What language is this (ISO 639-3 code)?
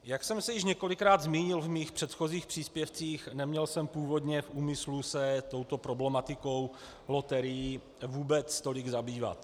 ces